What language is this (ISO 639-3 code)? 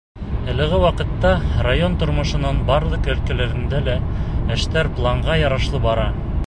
bak